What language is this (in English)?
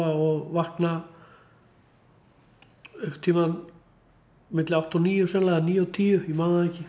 Icelandic